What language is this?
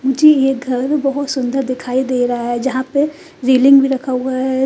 Hindi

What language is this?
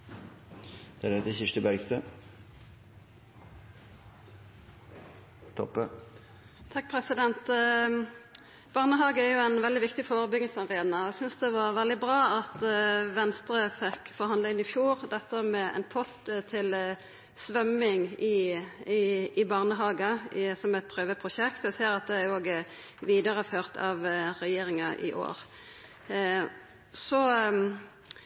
Norwegian Nynorsk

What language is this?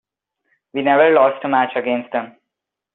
English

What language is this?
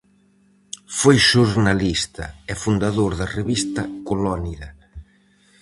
Galician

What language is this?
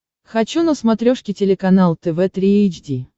Russian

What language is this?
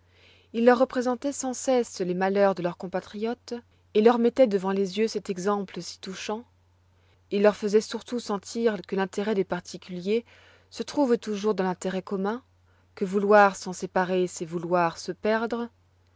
French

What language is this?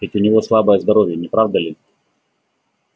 Russian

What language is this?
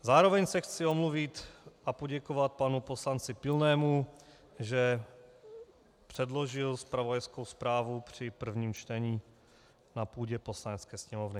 Czech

